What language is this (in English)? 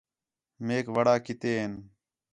Khetrani